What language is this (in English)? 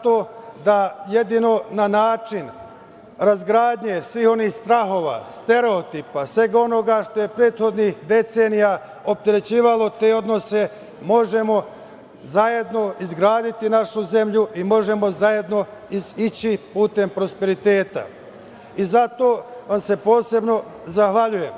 Serbian